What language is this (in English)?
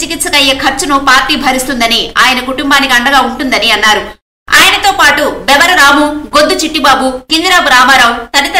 Hindi